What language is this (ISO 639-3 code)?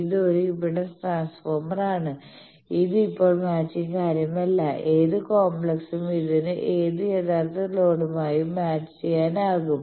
mal